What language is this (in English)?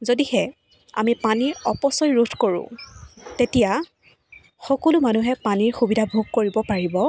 Assamese